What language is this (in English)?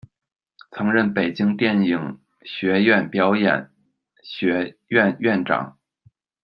Chinese